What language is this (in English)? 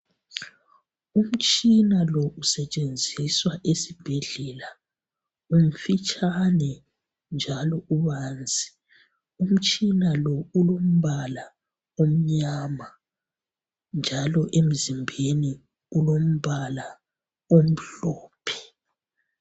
North Ndebele